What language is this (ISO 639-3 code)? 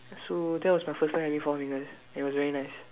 eng